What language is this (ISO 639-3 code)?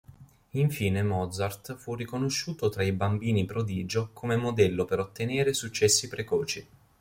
ita